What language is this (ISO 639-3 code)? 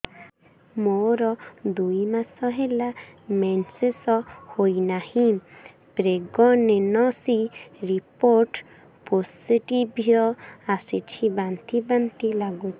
ori